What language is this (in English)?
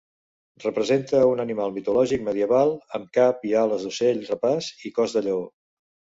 Catalan